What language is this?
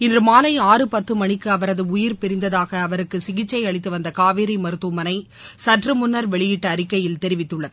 Tamil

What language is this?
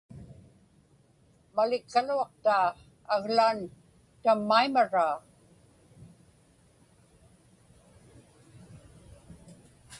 Inupiaq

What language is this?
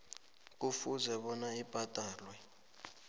South Ndebele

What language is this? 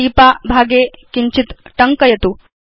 Sanskrit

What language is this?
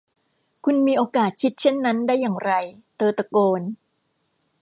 Thai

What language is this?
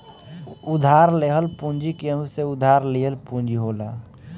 Bhojpuri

